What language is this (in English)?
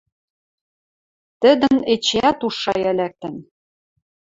Western Mari